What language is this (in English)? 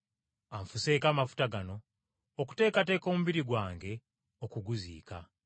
Ganda